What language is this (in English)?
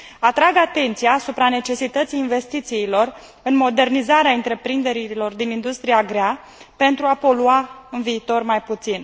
Romanian